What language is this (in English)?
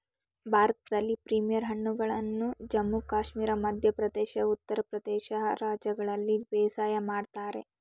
Kannada